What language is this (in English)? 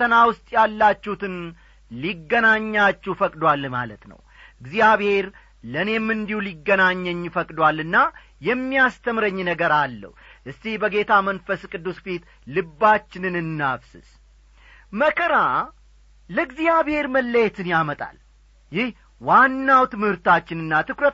Amharic